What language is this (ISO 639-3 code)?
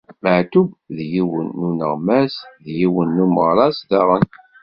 kab